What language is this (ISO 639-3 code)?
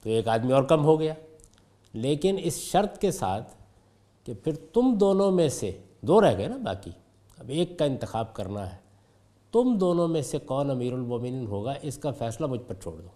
urd